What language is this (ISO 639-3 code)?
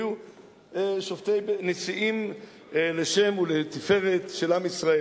heb